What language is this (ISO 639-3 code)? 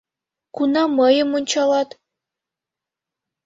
chm